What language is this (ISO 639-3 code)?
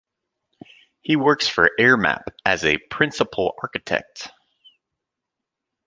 eng